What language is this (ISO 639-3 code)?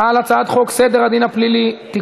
heb